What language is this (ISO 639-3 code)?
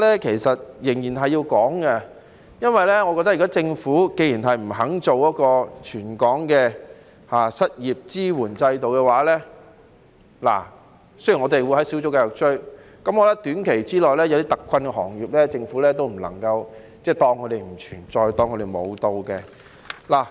yue